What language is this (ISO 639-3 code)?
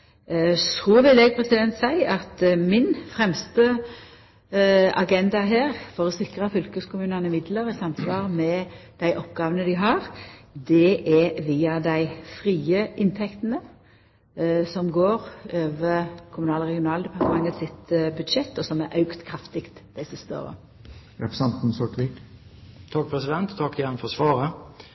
nor